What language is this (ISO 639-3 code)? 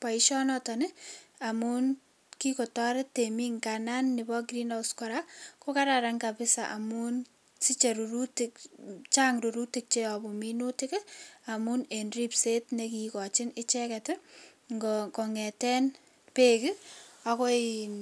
kln